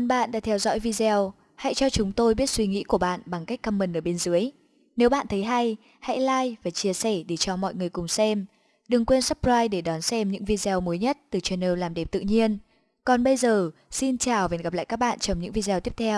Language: Vietnamese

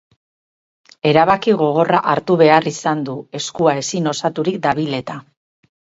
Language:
Basque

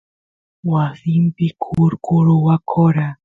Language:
Santiago del Estero Quichua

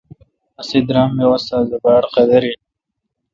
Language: Kalkoti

